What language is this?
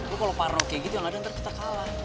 Indonesian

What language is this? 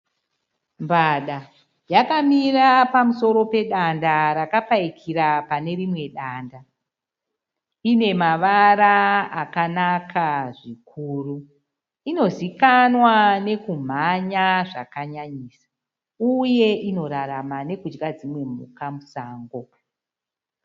Shona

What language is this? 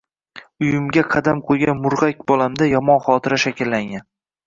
Uzbek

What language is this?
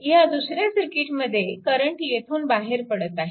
Marathi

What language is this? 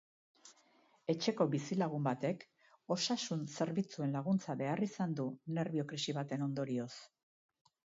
Basque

